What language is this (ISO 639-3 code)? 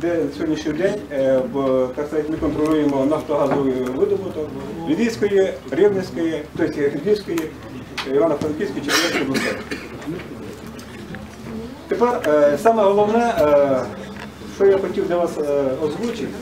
ukr